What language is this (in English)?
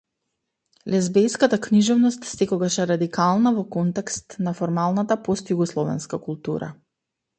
Macedonian